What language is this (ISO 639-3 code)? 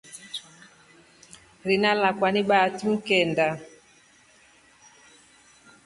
rof